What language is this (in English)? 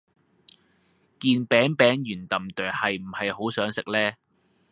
Cantonese